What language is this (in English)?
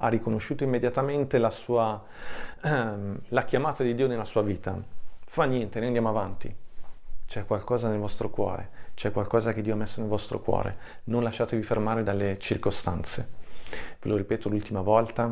Italian